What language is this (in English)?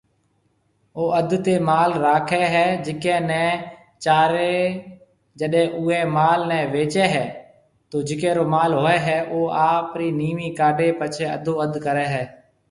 Marwari (Pakistan)